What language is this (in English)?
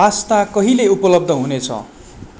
Nepali